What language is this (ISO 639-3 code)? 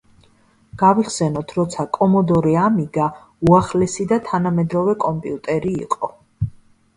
kat